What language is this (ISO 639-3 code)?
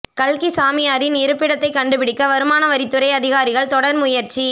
tam